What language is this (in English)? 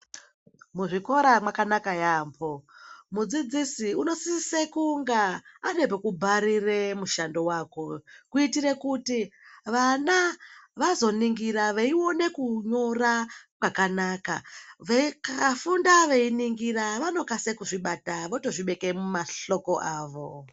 Ndau